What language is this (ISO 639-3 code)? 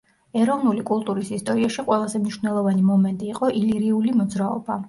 kat